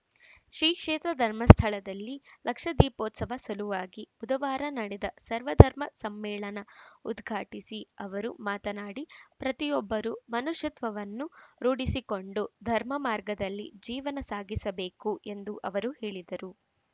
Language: Kannada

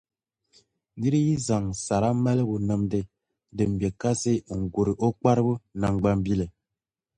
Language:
Dagbani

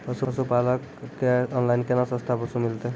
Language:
Maithili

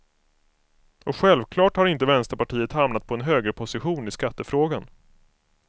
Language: Swedish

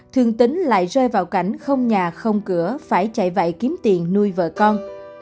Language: Vietnamese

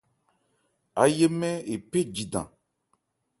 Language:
Ebrié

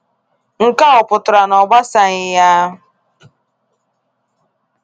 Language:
Igbo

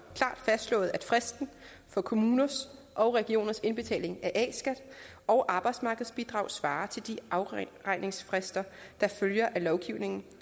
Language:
Danish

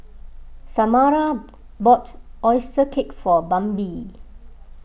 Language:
English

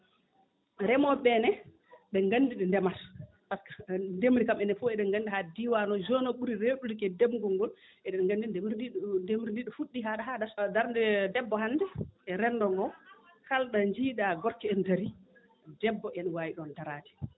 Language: Fula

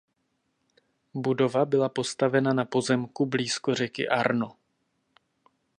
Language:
Czech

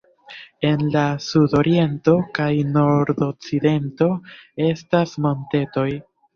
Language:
Esperanto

